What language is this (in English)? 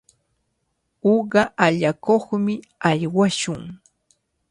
Cajatambo North Lima Quechua